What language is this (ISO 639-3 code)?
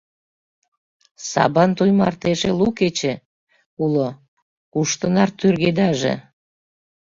chm